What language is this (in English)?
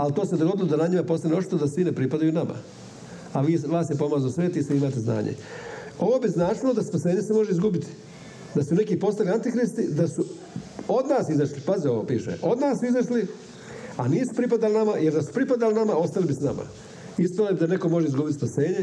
Croatian